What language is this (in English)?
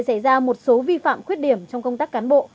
Vietnamese